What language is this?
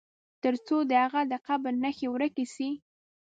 Pashto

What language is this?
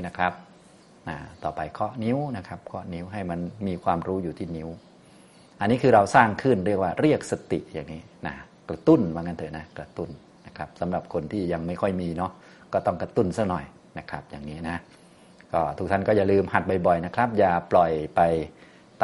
Thai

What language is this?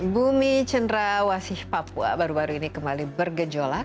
Indonesian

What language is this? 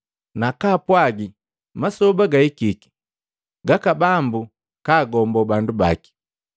Matengo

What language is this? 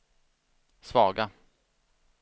Swedish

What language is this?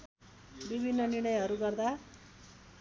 Nepali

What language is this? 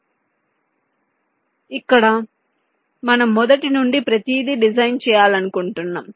Telugu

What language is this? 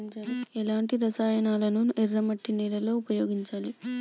Telugu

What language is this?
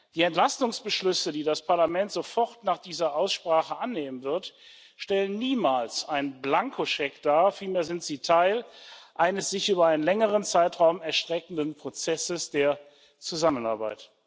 German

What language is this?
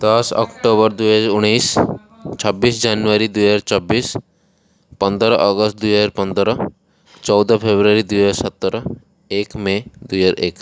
Odia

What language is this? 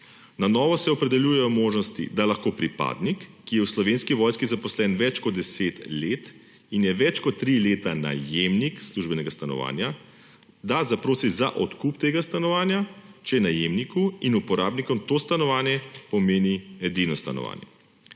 Slovenian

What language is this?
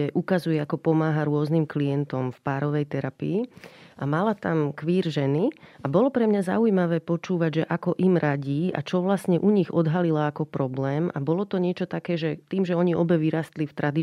Slovak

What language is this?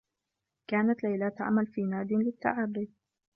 Arabic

